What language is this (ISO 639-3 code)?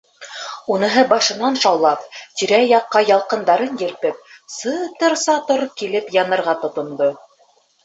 bak